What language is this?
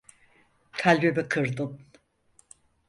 Turkish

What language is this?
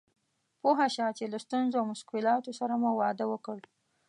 Pashto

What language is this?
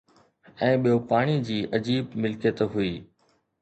Sindhi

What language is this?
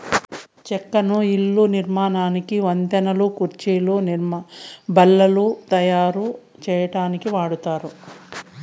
Telugu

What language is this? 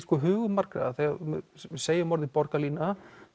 Icelandic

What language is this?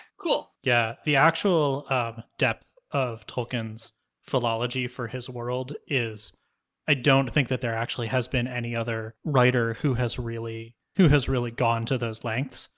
English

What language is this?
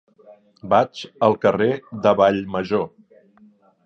Catalan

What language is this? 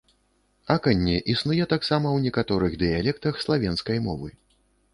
Belarusian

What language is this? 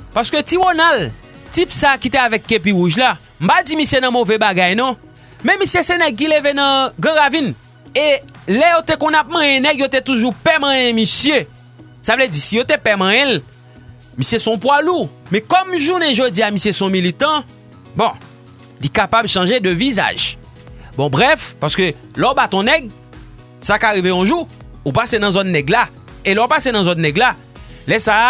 French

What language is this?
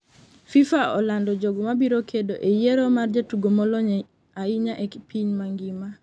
Luo (Kenya and Tanzania)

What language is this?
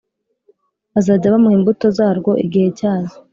Kinyarwanda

